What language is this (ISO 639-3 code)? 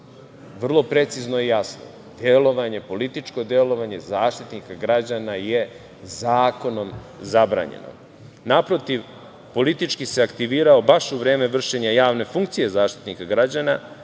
srp